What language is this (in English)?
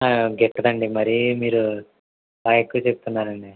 Telugu